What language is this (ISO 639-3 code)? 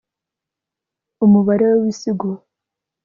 kin